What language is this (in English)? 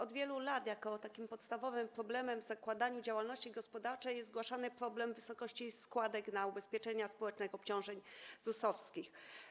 Polish